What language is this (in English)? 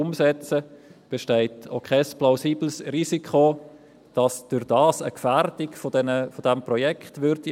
Swiss German